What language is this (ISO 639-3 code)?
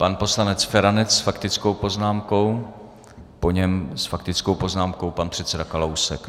ces